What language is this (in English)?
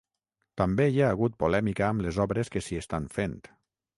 Catalan